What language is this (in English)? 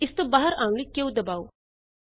Punjabi